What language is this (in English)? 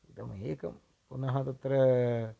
Sanskrit